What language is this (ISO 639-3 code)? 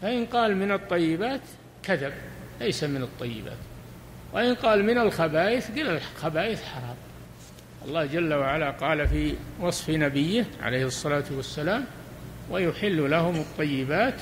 ara